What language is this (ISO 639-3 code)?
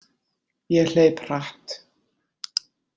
isl